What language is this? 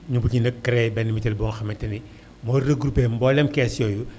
Wolof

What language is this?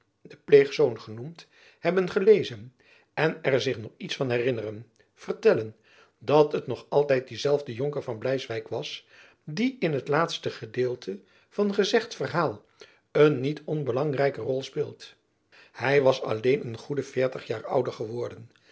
Dutch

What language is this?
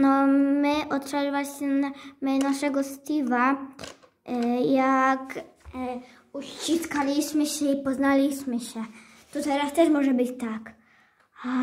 Polish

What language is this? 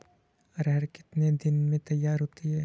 Hindi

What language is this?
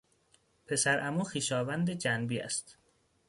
Persian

